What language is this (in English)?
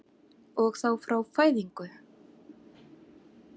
Icelandic